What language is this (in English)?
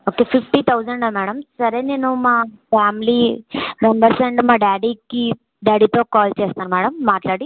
Telugu